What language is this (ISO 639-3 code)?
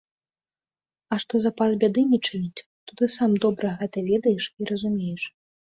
bel